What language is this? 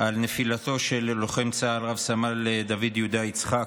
Hebrew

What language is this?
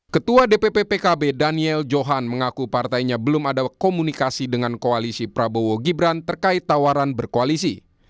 Indonesian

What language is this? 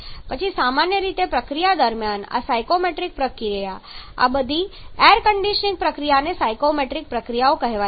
Gujarati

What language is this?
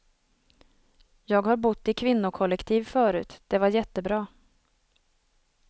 Swedish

